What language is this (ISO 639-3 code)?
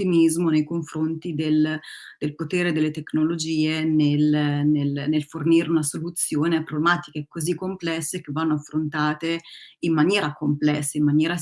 ita